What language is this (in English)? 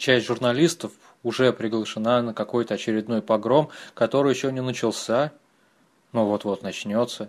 Russian